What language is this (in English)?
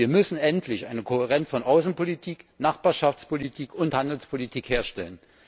German